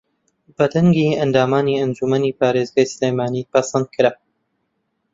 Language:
Central Kurdish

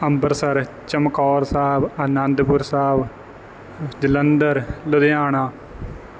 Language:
Punjabi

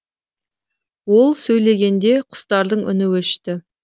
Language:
Kazakh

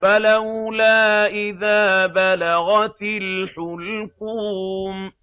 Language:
Arabic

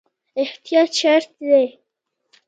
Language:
Pashto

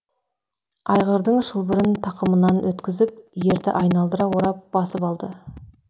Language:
Kazakh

